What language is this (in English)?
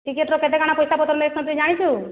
Odia